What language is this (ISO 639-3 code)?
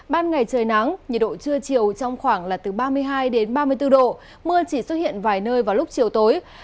vie